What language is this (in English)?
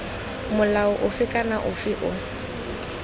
Tswana